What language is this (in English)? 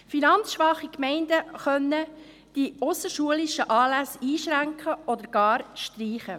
Swiss German